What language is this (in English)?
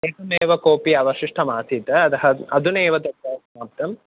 Sanskrit